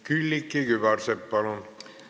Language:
Estonian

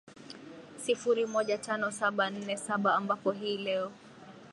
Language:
Swahili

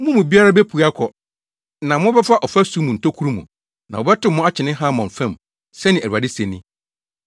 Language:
Akan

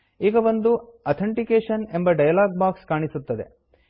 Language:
Kannada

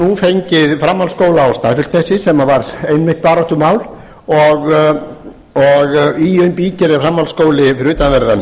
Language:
Icelandic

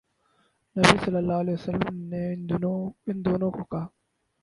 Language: Urdu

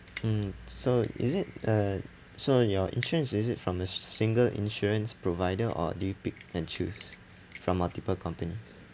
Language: English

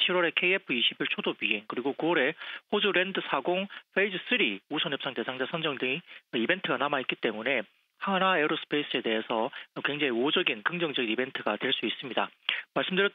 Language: Korean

